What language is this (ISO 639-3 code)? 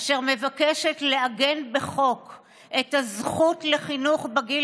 heb